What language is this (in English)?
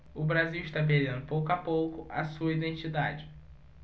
Portuguese